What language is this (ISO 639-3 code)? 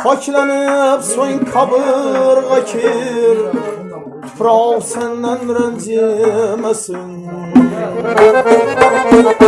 uzb